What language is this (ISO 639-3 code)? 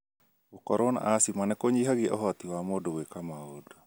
kik